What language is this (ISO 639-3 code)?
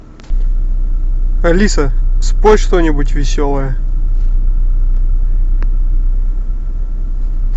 rus